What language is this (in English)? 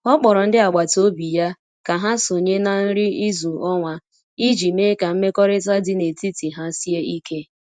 Igbo